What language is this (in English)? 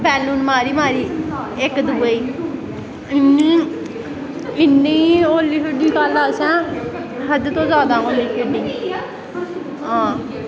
Dogri